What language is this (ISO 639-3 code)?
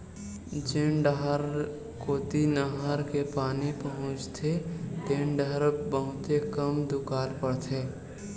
hne